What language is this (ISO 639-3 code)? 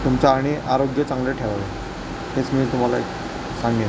mar